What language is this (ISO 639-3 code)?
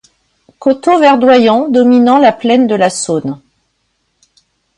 fra